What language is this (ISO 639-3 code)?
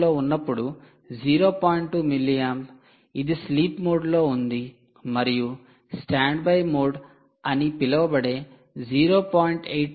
tel